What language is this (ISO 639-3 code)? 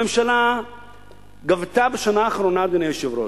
heb